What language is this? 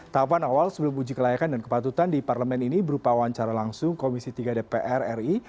Indonesian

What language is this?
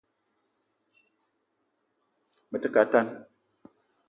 Eton (Cameroon)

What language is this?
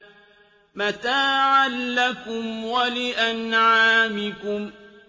Arabic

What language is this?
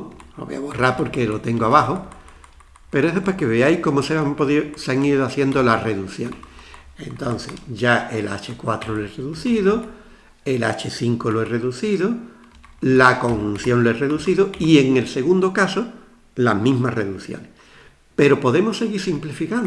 Spanish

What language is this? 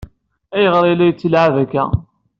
Kabyle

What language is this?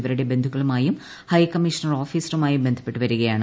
Malayalam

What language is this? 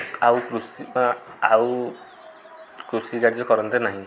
Odia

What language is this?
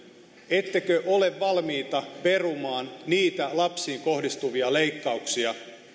Finnish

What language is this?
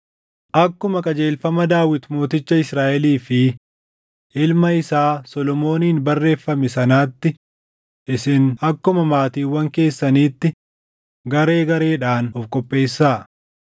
Oromo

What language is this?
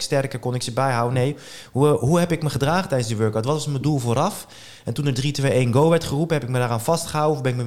Dutch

